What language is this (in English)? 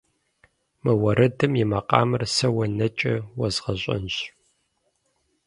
Kabardian